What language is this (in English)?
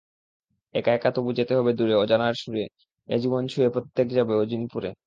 Bangla